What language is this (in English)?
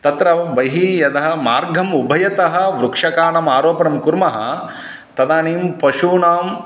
Sanskrit